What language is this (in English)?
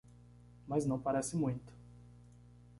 Portuguese